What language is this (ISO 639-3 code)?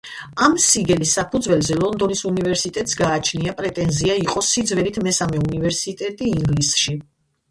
kat